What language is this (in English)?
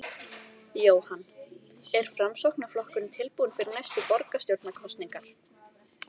Icelandic